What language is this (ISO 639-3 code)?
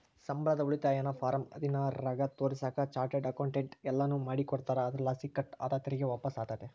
kan